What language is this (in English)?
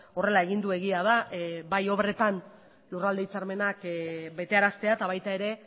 Basque